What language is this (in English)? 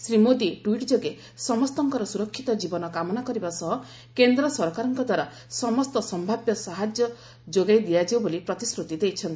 Odia